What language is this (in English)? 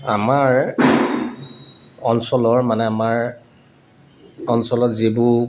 Assamese